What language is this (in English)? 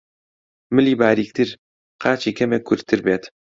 Central Kurdish